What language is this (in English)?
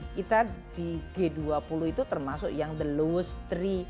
Indonesian